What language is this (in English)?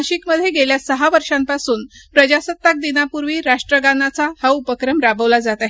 Marathi